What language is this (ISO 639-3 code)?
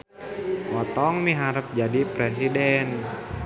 sun